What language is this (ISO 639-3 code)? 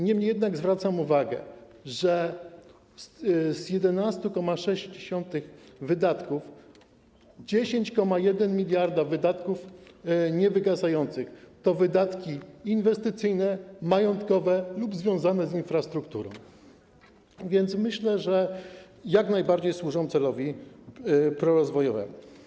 pol